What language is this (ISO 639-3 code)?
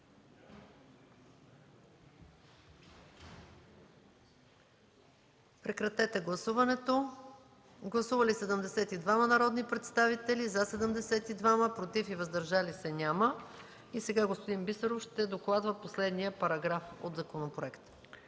bul